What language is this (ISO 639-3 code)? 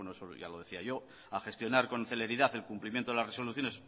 spa